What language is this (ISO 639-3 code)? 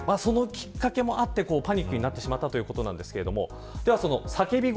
jpn